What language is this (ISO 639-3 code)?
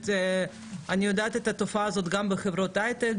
heb